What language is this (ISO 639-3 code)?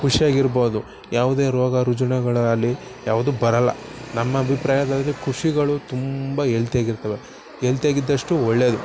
kan